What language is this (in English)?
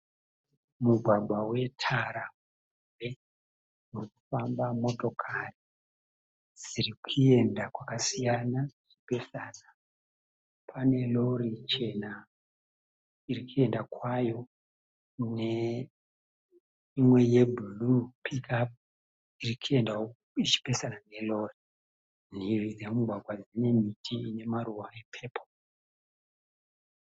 Shona